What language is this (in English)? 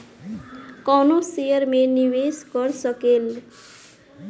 Bhojpuri